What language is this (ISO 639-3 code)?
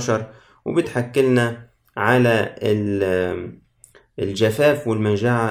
ara